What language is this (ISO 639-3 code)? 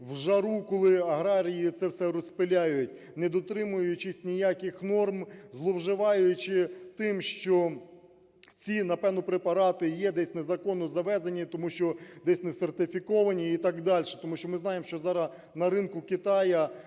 ukr